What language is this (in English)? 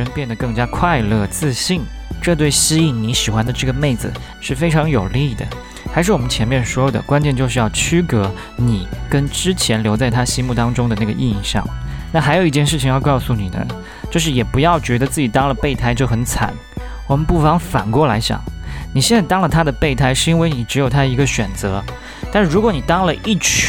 Chinese